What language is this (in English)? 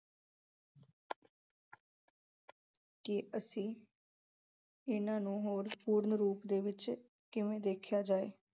Punjabi